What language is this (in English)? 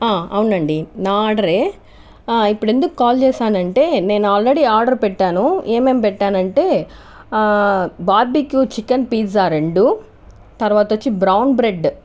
Telugu